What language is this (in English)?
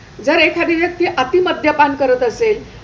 Marathi